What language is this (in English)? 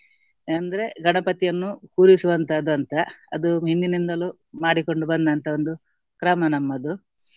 Kannada